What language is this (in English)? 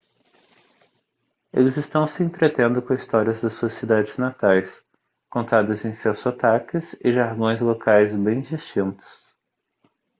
Portuguese